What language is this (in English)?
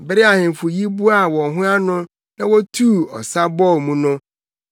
Akan